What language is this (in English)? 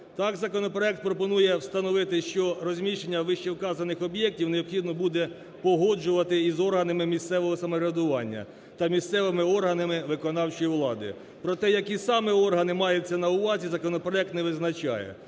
Ukrainian